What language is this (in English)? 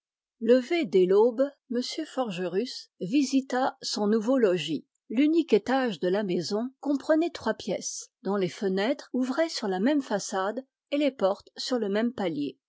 French